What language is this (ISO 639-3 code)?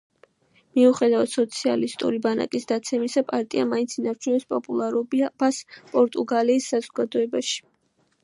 kat